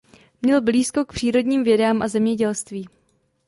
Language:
Czech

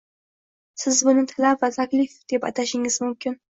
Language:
Uzbek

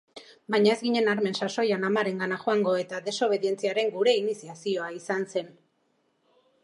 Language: Basque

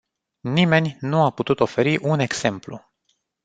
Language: Romanian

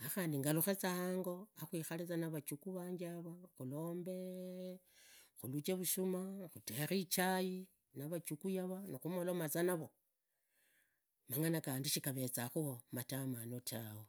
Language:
Idakho-Isukha-Tiriki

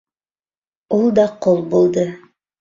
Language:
Bashkir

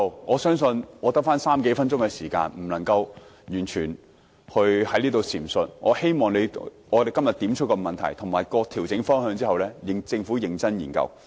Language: Cantonese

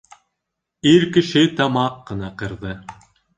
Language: Bashkir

